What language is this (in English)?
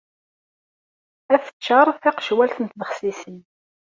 Kabyle